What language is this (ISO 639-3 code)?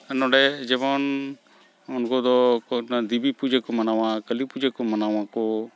sat